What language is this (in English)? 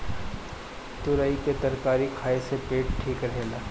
Bhojpuri